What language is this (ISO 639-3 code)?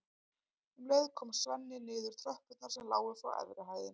isl